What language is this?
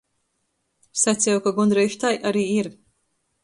Latgalian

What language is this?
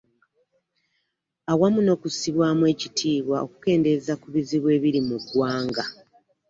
Ganda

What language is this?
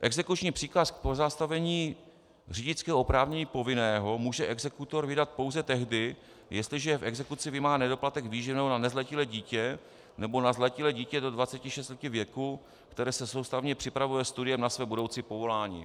Czech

